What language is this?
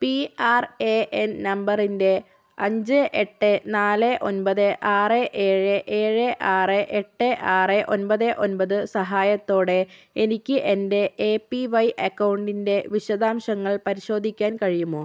Malayalam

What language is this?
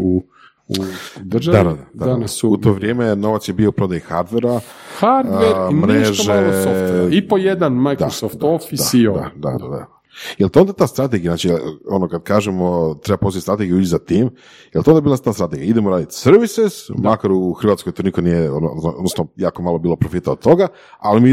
Croatian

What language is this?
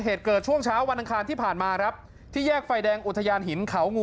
Thai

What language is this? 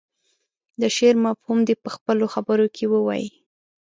Pashto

